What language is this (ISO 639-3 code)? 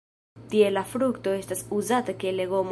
epo